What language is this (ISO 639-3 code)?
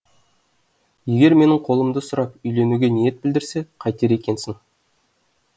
kaz